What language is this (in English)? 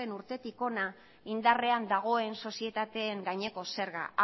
Basque